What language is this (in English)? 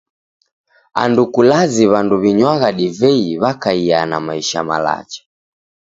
Taita